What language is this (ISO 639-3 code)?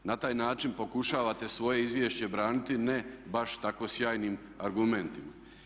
hrv